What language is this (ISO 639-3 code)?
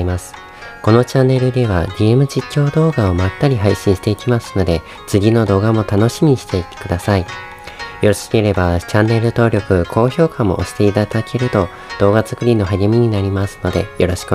jpn